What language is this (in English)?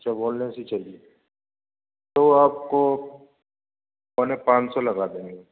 Urdu